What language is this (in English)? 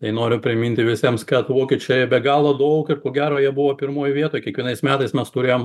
Lithuanian